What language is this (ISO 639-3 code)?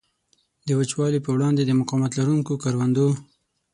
pus